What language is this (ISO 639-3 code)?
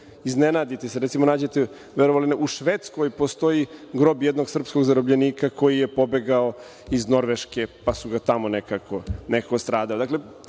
srp